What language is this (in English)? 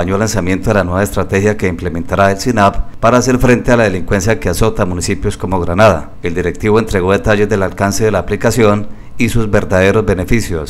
Spanish